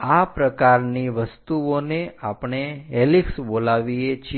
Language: Gujarati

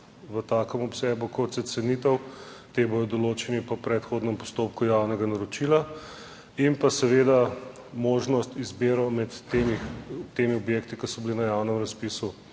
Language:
Slovenian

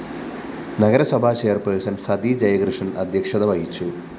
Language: Malayalam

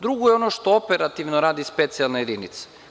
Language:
Serbian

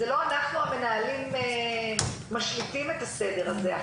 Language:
Hebrew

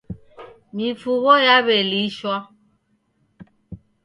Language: Taita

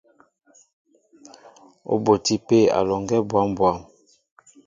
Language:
Mbo (Cameroon)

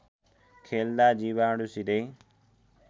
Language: Nepali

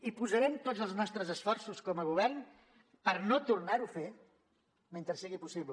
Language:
Catalan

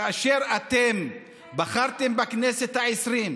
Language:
Hebrew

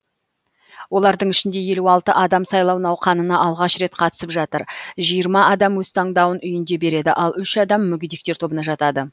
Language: Kazakh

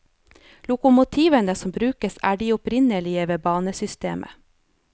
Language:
Norwegian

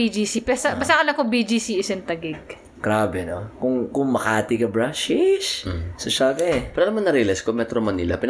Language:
Filipino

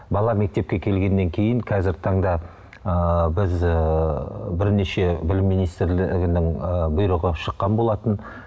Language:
Kazakh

